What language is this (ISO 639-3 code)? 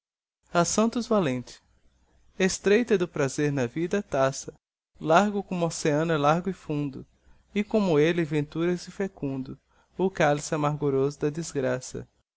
por